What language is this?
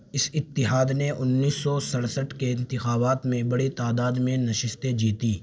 Urdu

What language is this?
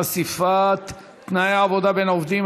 Hebrew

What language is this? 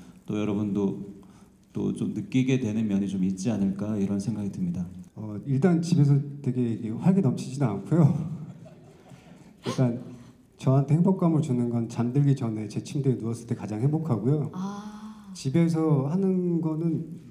Korean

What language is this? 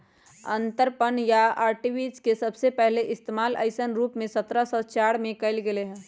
Magahi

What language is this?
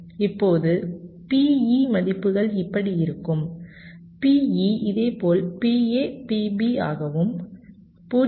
Tamil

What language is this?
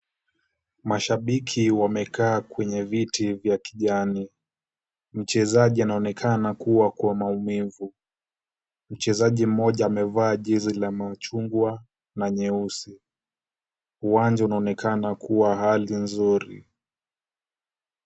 Swahili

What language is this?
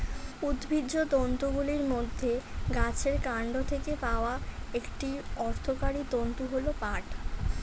Bangla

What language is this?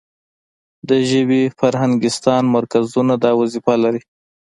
Pashto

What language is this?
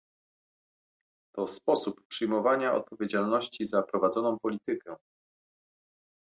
Polish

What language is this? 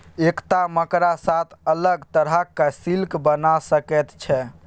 Maithili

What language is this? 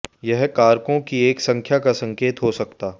Hindi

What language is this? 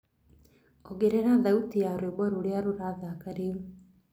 Kikuyu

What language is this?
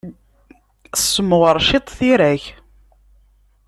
Kabyle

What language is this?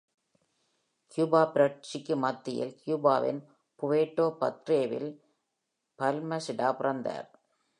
Tamil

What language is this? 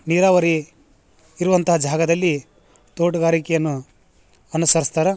Kannada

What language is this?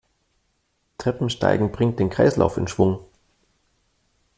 German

